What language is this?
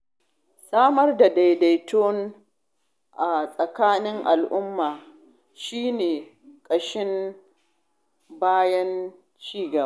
Hausa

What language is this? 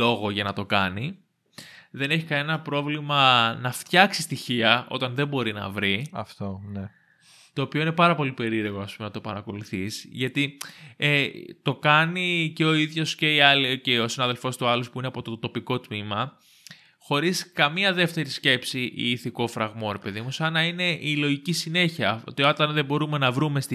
Greek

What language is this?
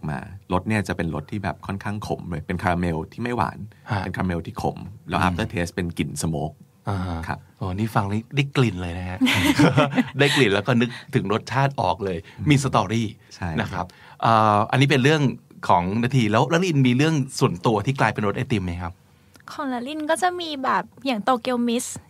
Thai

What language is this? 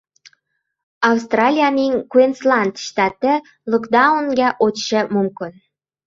Uzbek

